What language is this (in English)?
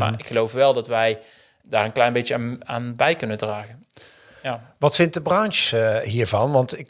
Dutch